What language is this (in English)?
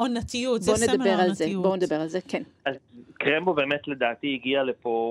Hebrew